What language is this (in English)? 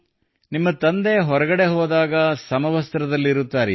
Kannada